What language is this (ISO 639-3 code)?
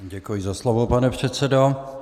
ces